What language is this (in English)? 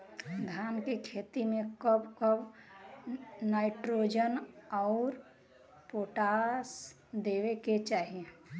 Bhojpuri